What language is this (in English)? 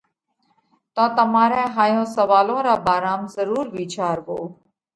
Parkari Koli